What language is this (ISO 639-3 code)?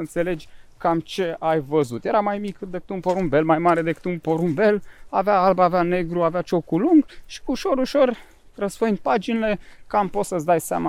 ron